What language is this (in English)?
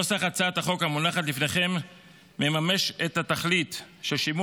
Hebrew